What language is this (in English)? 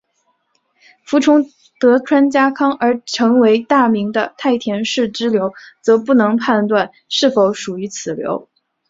Chinese